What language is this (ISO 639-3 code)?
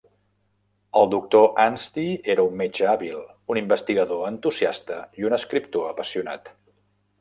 cat